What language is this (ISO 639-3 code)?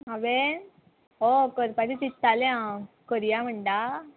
kok